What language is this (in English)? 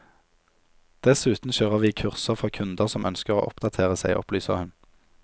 Norwegian